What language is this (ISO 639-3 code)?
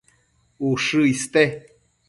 mcf